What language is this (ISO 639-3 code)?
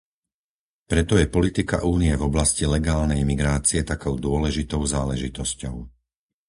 slk